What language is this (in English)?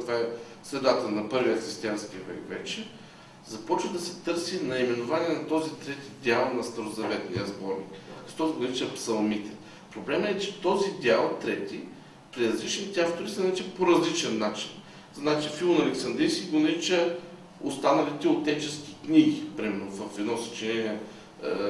Bulgarian